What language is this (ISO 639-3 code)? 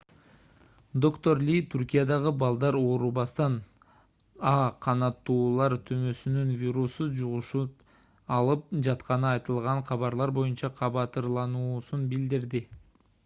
kir